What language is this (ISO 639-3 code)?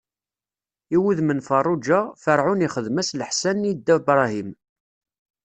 kab